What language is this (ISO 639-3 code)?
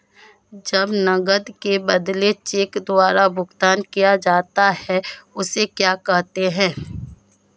hin